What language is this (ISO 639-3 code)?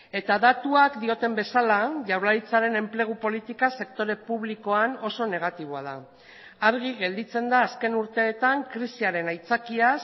eus